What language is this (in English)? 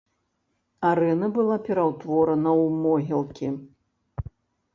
Belarusian